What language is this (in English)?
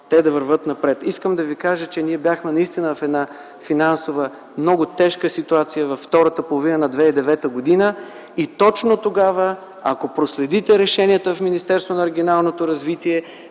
Bulgarian